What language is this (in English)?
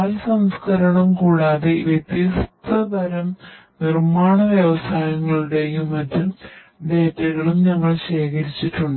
Malayalam